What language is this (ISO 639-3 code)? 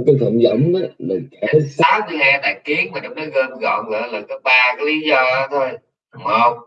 vie